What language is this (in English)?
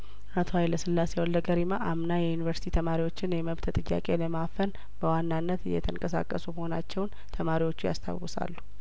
Amharic